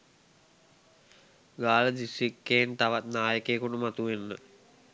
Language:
Sinhala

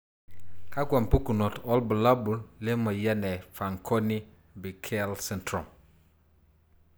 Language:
Masai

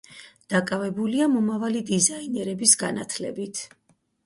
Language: Georgian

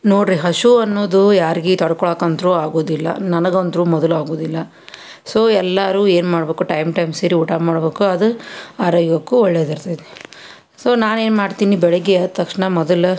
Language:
Kannada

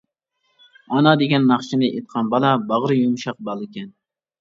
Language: Uyghur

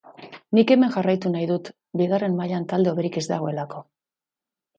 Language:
Basque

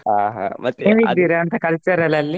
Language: Kannada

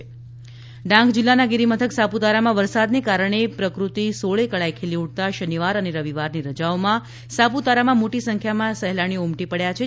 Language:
Gujarati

